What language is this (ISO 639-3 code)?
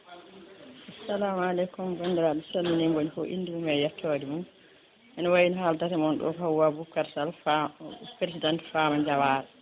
ful